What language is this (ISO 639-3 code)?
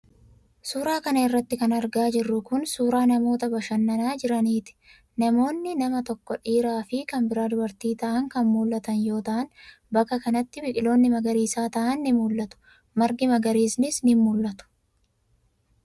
orm